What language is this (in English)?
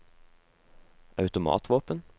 Norwegian